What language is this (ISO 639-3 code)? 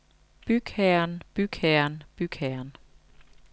dan